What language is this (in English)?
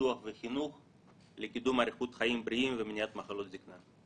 Hebrew